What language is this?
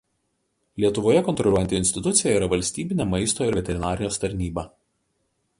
Lithuanian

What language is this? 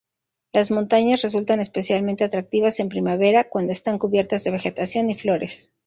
Spanish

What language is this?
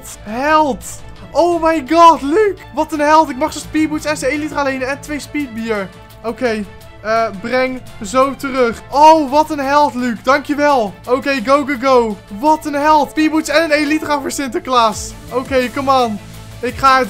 Dutch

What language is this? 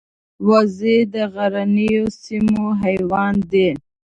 Pashto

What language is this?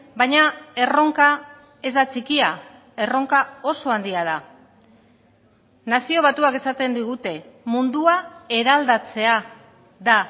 Basque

